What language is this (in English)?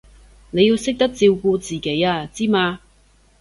Cantonese